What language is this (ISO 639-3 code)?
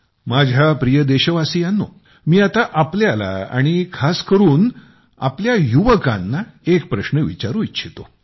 mar